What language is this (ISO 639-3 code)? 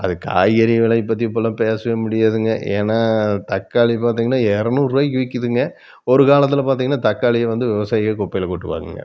tam